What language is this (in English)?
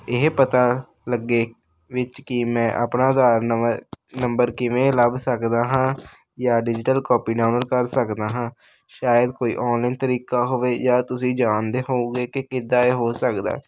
Punjabi